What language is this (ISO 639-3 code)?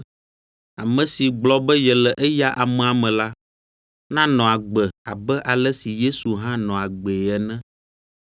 ewe